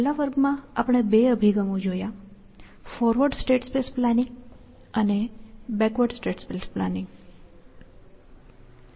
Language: Gujarati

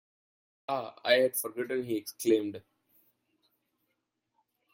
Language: English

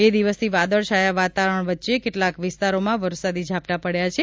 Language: Gujarati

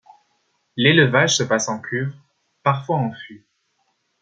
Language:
French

